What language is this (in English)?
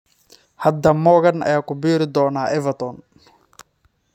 Somali